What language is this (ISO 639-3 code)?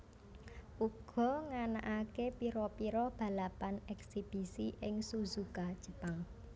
jav